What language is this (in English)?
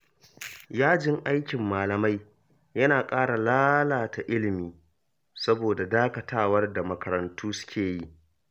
Hausa